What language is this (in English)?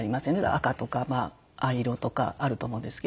Japanese